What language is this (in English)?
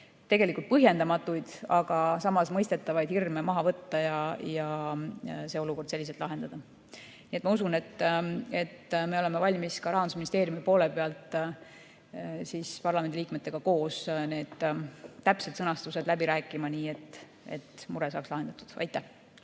Estonian